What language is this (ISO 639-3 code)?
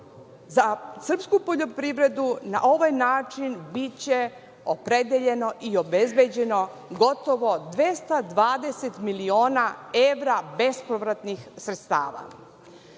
srp